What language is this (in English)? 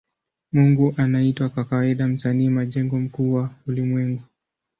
Swahili